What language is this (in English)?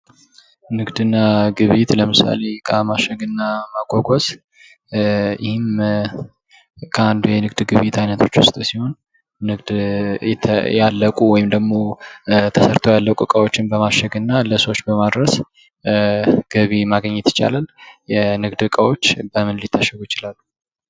Amharic